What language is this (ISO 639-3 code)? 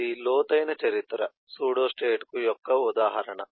tel